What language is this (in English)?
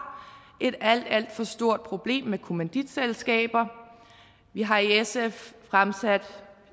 Danish